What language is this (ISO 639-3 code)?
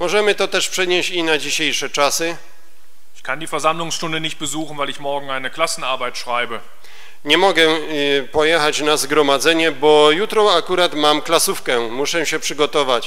pol